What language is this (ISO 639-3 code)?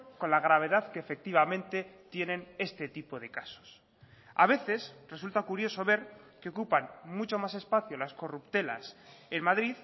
spa